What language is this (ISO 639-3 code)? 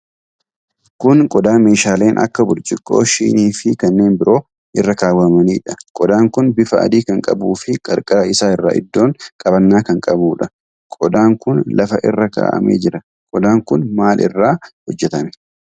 orm